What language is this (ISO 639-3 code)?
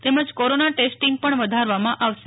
guj